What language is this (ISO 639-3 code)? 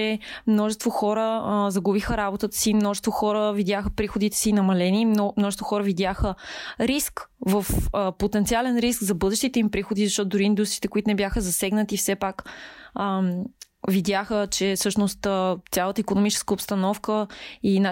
bul